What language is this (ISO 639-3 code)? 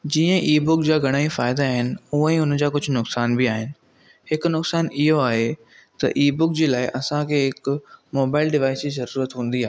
snd